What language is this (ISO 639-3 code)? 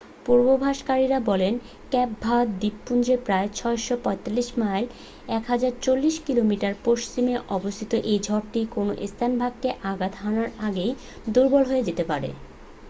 ben